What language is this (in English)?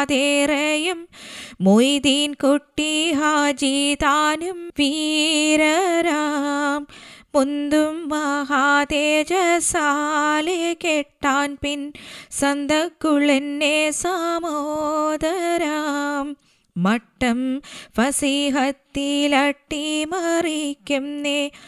Malayalam